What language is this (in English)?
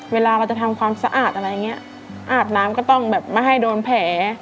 Thai